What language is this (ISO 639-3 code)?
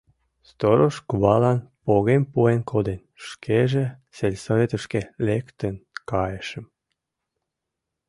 chm